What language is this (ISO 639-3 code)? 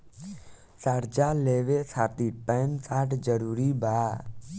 bho